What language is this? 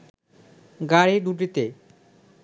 Bangla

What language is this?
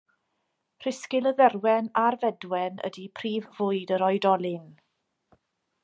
Welsh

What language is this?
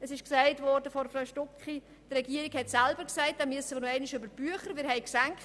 Swiss German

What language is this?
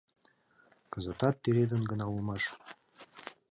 Mari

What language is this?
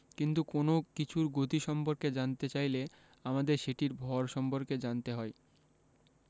Bangla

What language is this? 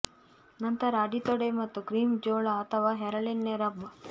Kannada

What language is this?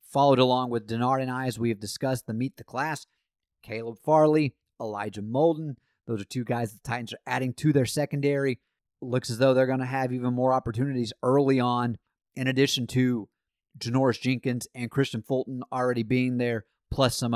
English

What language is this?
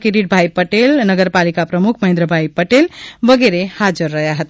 Gujarati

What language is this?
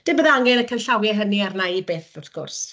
Welsh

